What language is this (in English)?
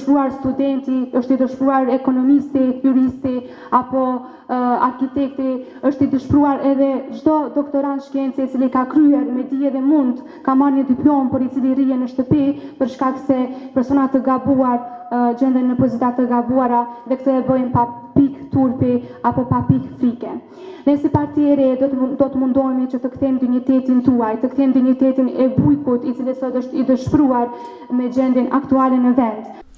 Romanian